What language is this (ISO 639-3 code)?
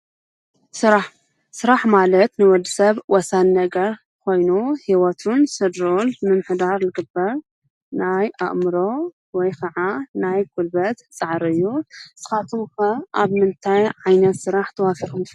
tir